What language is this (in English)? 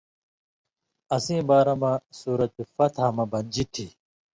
Indus Kohistani